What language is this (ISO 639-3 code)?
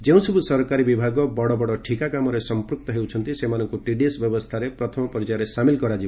ori